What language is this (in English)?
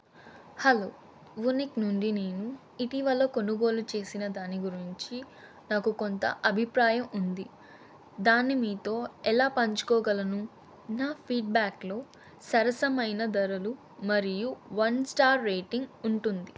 Telugu